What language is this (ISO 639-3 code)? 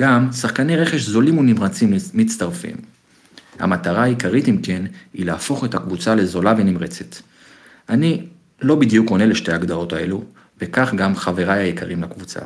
heb